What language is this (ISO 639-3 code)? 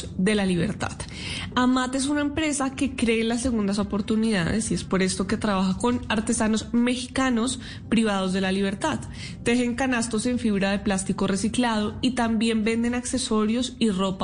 spa